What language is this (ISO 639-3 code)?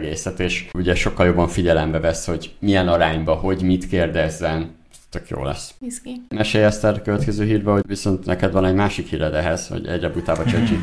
hun